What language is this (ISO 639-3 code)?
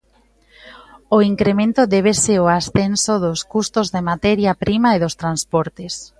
glg